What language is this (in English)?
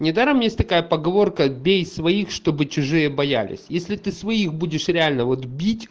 Russian